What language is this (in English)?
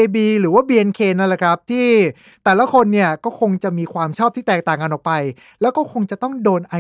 Thai